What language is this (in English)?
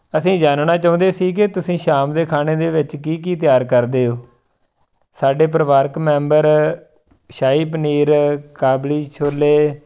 Punjabi